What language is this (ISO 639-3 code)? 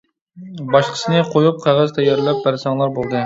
uig